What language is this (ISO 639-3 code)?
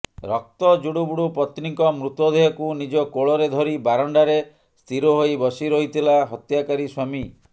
ori